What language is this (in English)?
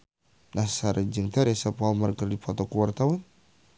Sundanese